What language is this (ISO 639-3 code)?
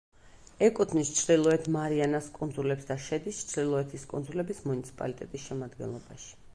kat